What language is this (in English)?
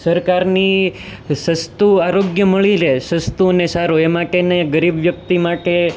Gujarati